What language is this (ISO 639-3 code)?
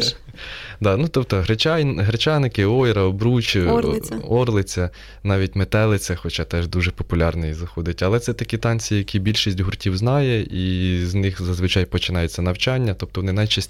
ukr